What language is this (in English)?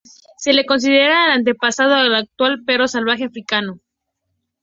Spanish